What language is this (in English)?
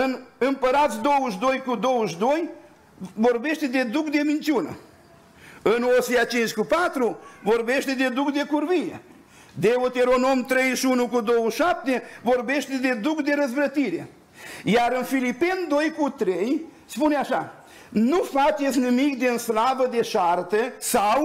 Romanian